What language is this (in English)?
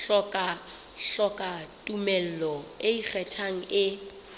Southern Sotho